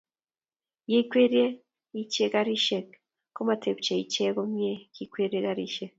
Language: Kalenjin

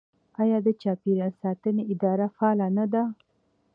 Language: Pashto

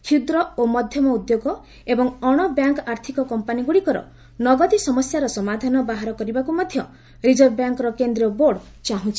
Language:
Odia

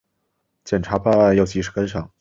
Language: Chinese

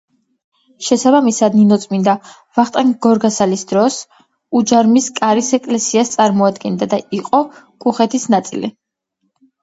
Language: Georgian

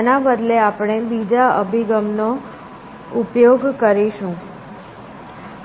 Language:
Gujarati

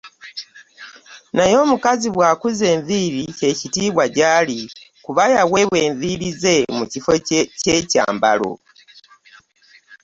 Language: Ganda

